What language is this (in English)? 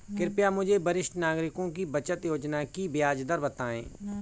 Hindi